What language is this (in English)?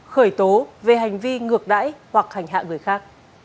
Vietnamese